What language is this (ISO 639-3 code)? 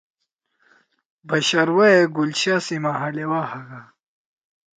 trw